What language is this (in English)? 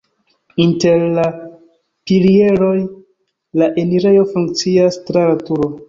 Esperanto